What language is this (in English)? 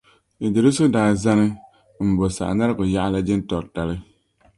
Dagbani